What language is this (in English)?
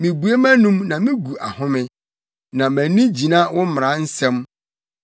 Akan